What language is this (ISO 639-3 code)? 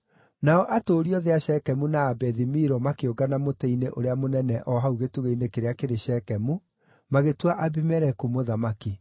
kik